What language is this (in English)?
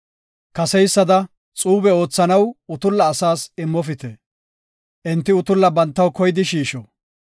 Gofa